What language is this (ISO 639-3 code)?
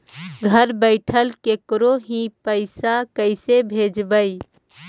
mag